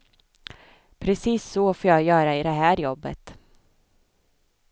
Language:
Swedish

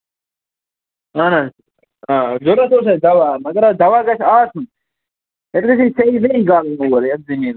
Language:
Kashmiri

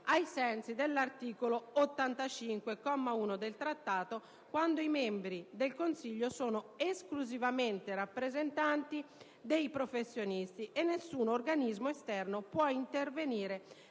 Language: Italian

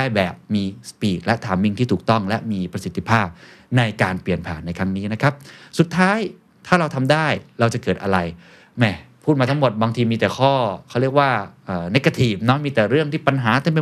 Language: Thai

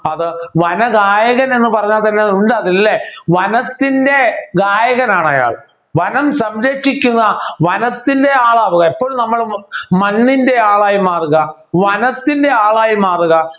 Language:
Malayalam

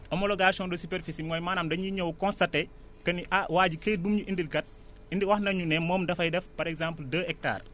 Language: Wolof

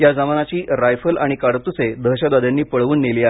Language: Marathi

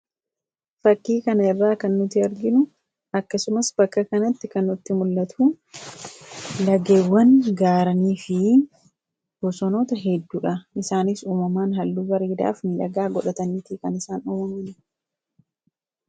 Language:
Oromo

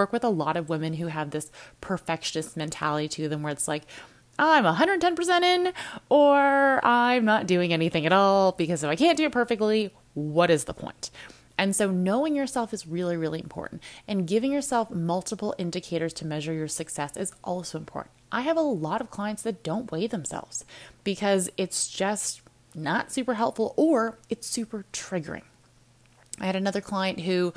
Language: English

